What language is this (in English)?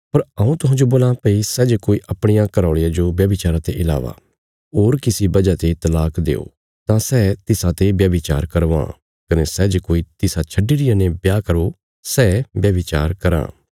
Bilaspuri